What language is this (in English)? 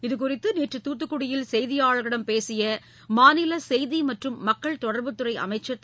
Tamil